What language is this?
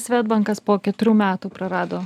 Lithuanian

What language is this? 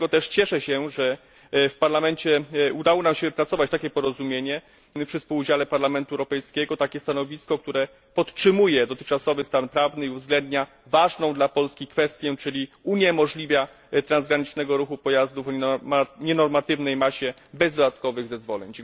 Polish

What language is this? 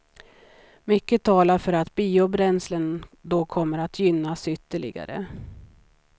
Swedish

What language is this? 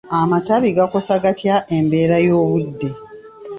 Ganda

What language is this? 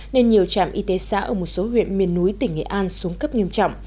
Vietnamese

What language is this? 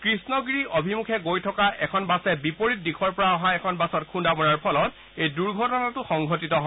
Assamese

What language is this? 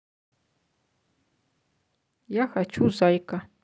Russian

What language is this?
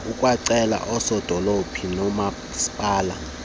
Xhosa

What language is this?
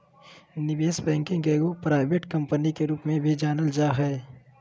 Magahi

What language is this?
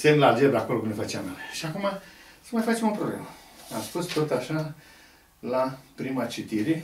Romanian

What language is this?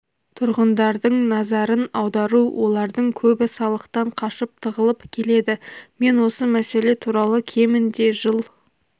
Kazakh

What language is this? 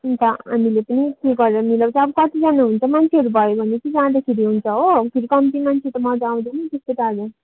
Nepali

